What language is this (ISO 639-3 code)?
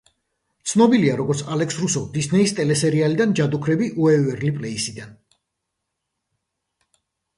kat